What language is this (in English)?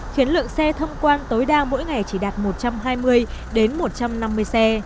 Vietnamese